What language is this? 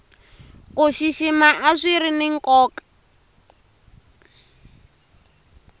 Tsonga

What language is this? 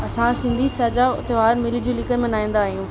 Sindhi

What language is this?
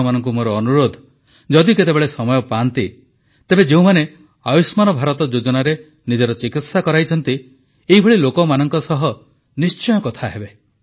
Odia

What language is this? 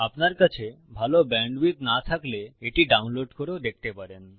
Bangla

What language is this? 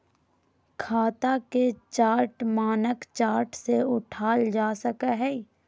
Magahi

